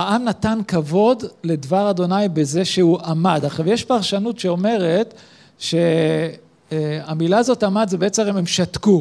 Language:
Hebrew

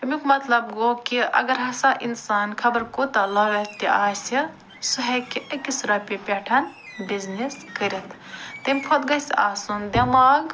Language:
Kashmiri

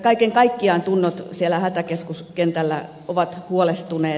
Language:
Finnish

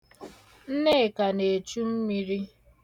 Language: Igbo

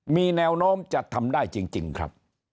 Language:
Thai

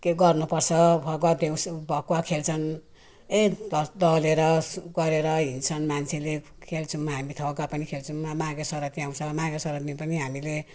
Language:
Nepali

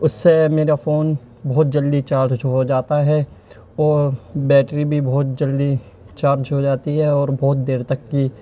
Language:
Urdu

